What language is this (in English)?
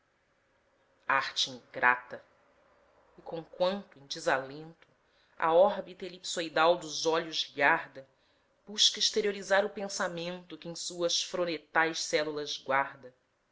Portuguese